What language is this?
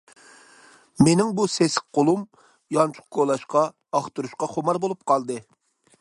Uyghur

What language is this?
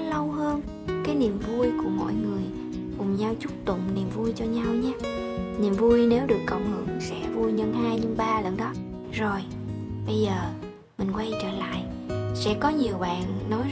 Vietnamese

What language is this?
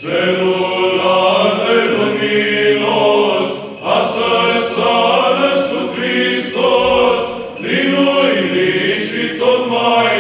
Romanian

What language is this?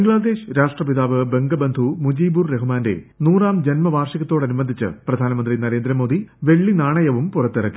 Malayalam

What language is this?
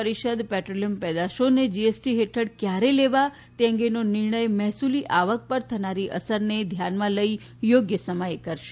Gujarati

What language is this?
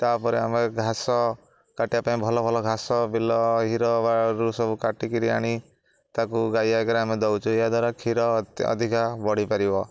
Odia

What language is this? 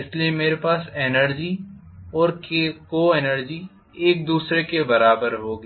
Hindi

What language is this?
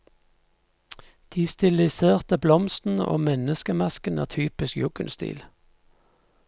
Norwegian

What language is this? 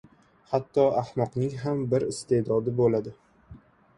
Uzbek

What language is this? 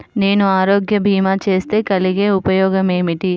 Telugu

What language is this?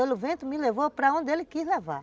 Portuguese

